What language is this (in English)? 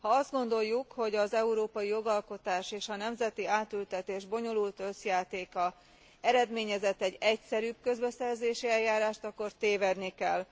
Hungarian